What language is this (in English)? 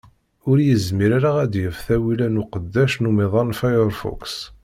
Kabyle